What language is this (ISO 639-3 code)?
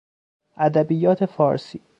fas